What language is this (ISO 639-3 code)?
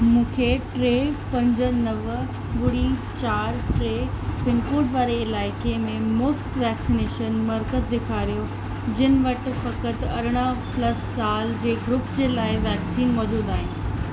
snd